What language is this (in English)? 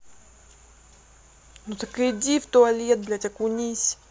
Russian